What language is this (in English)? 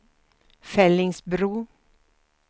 Swedish